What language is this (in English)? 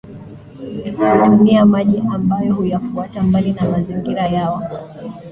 Swahili